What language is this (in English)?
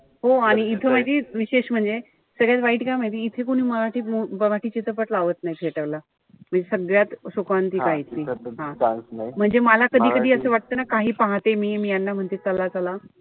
Marathi